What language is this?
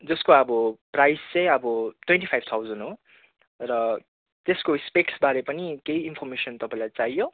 Nepali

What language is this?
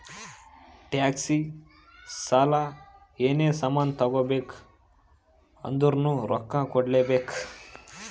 Kannada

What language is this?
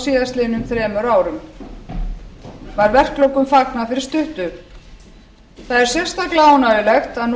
Icelandic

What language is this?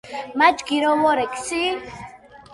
Georgian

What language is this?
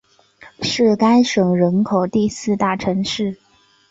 Chinese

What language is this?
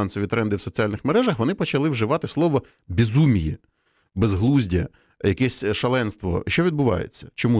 Ukrainian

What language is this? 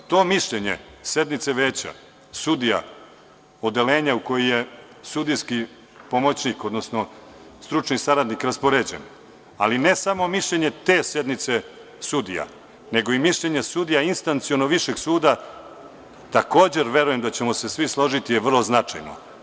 Serbian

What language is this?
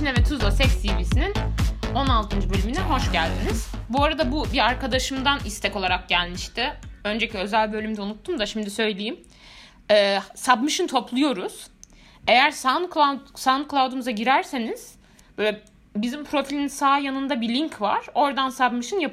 Turkish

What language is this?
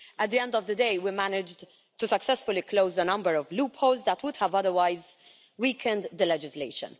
English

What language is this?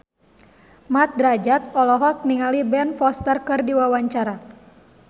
Sundanese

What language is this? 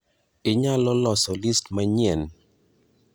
Luo (Kenya and Tanzania)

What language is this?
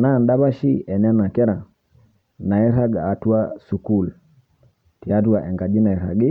Masai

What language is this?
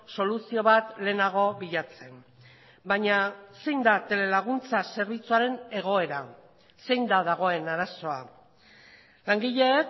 Basque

